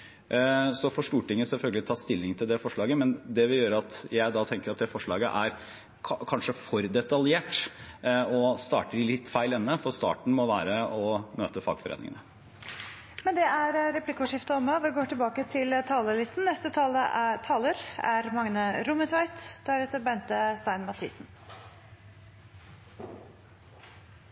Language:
Norwegian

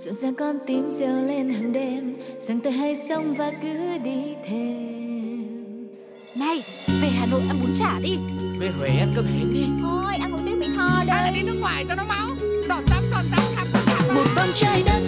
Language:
Vietnamese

